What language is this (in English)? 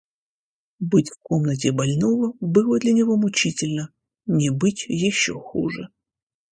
Russian